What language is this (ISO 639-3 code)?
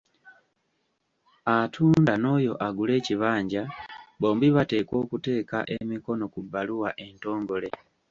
lug